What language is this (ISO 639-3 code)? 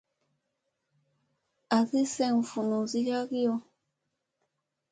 mse